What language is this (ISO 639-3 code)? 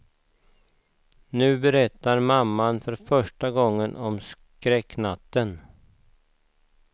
swe